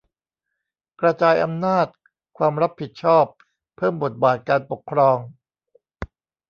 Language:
Thai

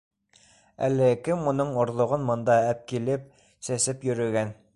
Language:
Bashkir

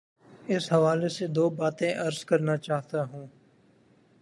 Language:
Urdu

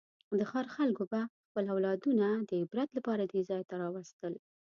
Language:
Pashto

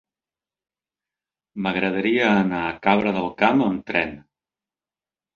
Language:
Catalan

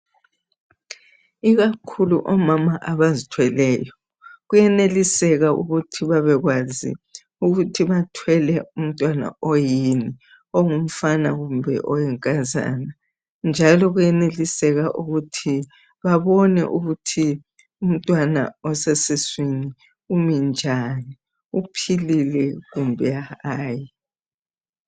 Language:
North Ndebele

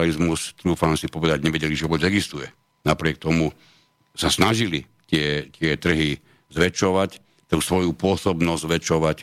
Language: Slovak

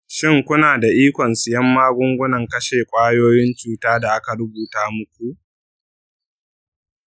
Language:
Hausa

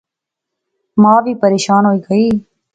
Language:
Pahari-Potwari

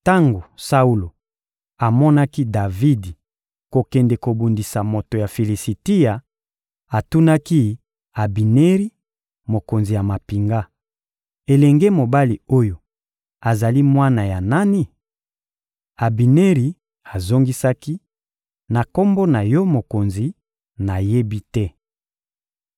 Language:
Lingala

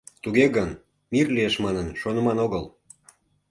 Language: Mari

